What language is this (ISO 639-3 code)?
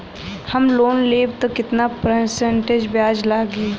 bho